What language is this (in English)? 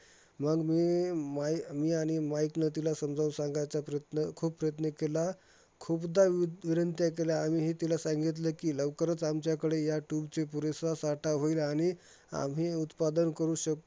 Marathi